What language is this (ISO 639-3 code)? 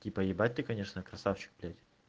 rus